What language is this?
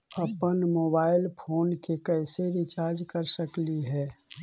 Magahi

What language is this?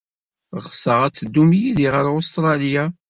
Kabyle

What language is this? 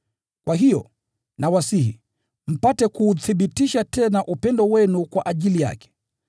Swahili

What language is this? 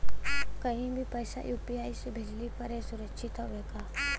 Bhojpuri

